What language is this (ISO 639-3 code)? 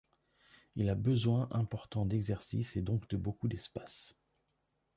fra